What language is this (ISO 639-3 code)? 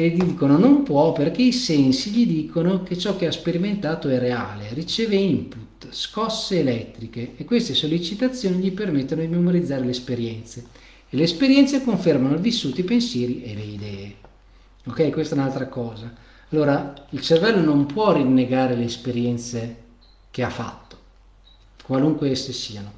ita